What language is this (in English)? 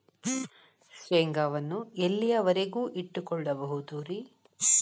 Kannada